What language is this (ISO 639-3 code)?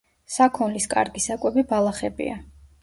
kat